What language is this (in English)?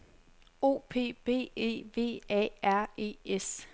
Danish